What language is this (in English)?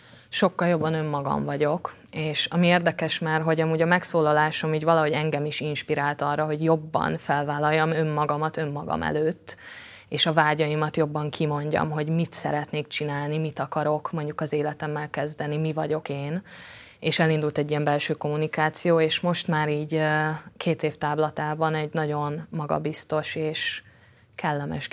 Hungarian